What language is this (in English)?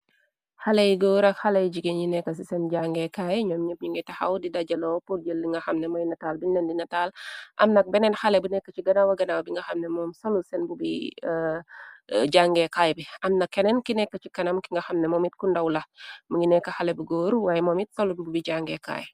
Wolof